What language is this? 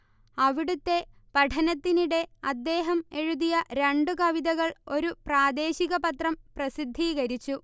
Malayalam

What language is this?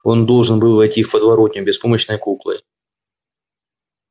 Russian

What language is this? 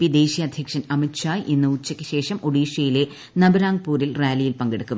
Malayalam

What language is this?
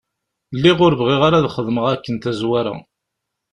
Kabyle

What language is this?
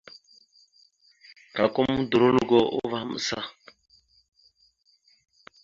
Mada (Cameroon)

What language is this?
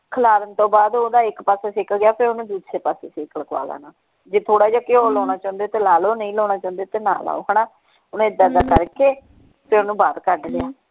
Punjabi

